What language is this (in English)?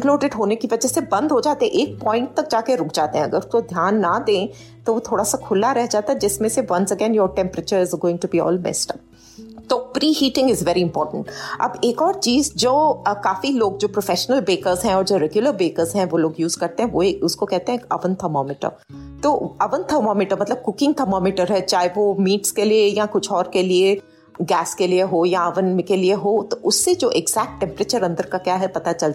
Hindi